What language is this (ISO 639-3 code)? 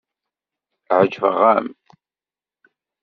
kab